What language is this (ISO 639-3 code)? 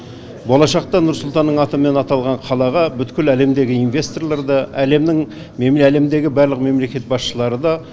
kaz